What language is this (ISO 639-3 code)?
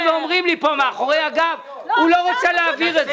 heb